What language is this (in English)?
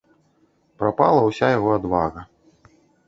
Belarusian